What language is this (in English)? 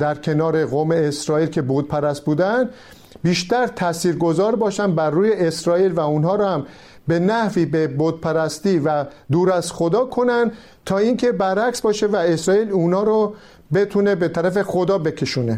Persian